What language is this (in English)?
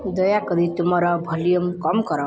Odia